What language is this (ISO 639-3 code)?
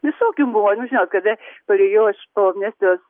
lit